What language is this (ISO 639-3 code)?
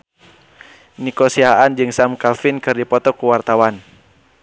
sun